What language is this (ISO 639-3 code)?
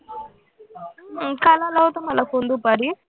mar